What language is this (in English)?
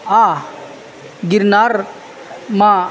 Gujarati